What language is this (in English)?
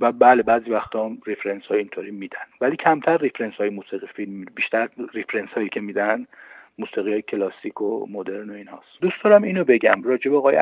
Persian